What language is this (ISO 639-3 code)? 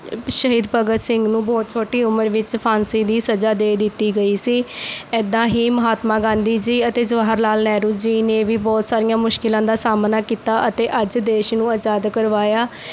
pan